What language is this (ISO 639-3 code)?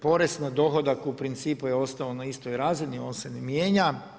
hrv